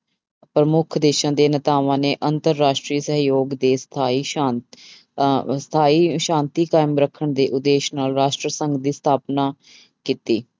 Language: Punjabi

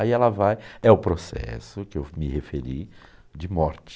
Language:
Portuguese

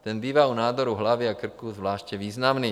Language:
Czech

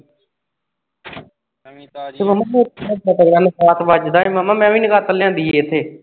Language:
Punjabi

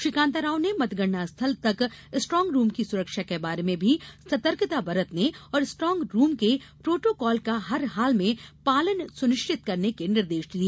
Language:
Hindi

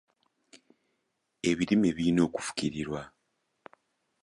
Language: Ganda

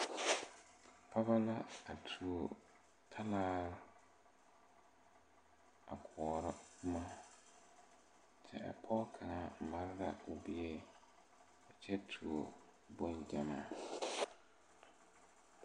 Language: Southern Dagaare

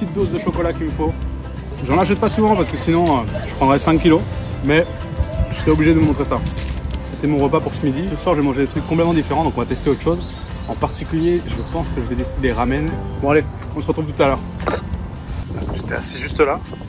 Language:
French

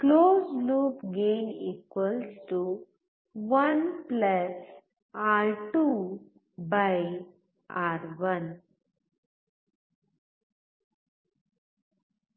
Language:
Kannada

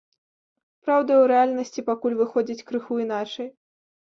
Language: Belarusian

